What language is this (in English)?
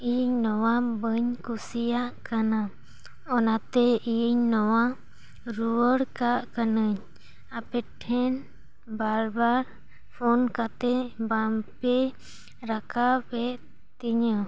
Santali